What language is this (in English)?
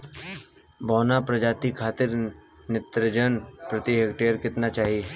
Bhojpuri